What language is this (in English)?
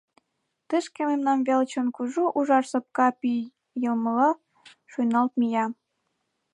Mari